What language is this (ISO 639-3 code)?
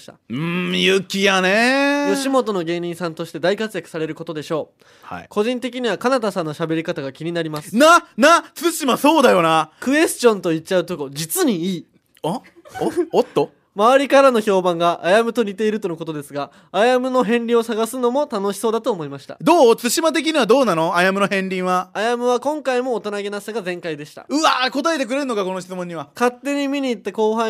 jpn